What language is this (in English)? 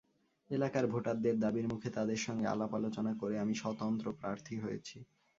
Bangla